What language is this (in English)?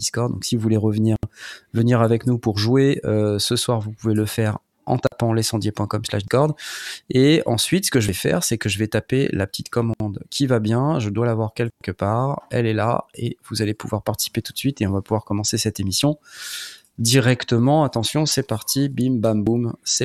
French